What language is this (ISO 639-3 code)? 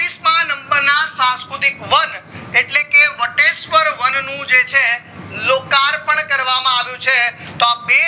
guj